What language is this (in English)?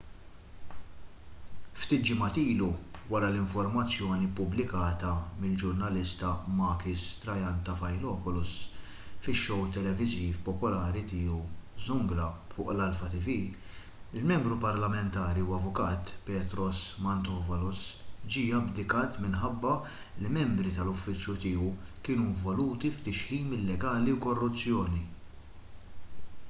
Maltese